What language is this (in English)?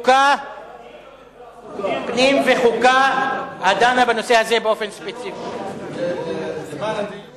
Hebrew